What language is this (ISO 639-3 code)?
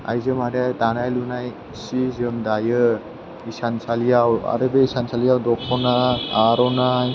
brx